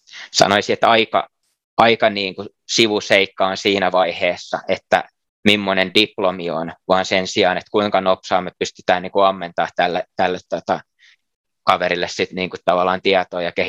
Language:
Finnish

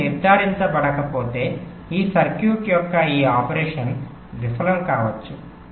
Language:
Telugu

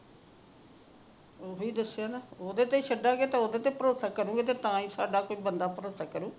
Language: Punjabi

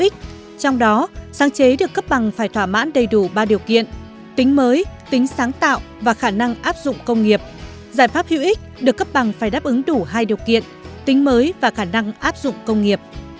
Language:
Vietnamese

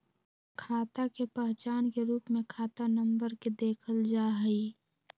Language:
Magahi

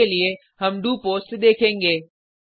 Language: Hindi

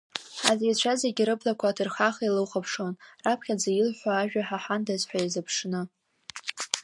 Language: Abkhazian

